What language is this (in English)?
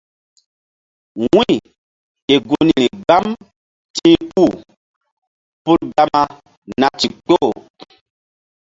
Mbum